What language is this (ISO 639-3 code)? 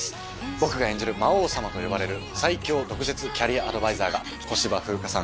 jpn